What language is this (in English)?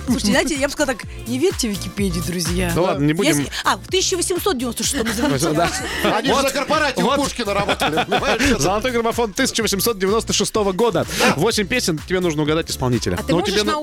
Russian